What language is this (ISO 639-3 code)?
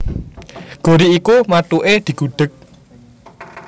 jav